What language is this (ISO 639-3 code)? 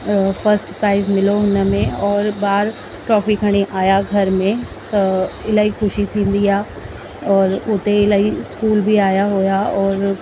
snd